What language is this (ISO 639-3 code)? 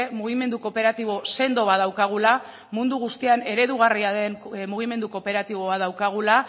eus